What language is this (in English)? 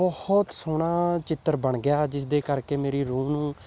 Punjabi